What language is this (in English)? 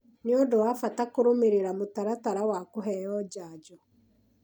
Kikuyu